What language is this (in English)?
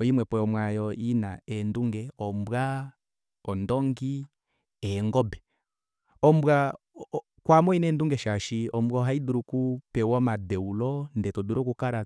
Kuanyama